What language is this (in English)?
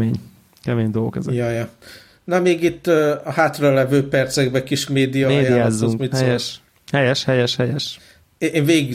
Hungarian